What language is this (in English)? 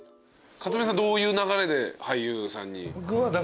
Japanese